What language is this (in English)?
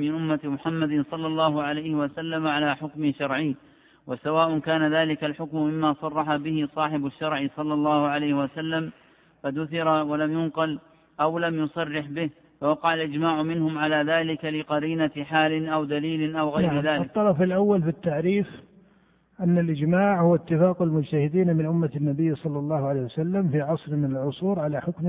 Arabic